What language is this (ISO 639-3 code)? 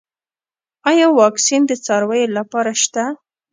pus